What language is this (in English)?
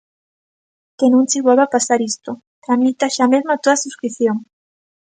Galician